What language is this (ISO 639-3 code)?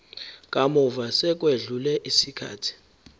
zul